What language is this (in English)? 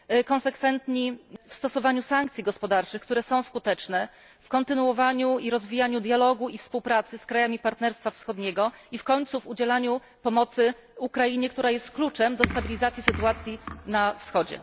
Polish